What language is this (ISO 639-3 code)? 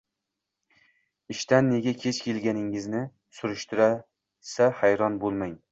uzb